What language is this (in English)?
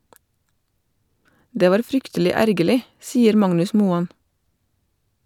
Norwegian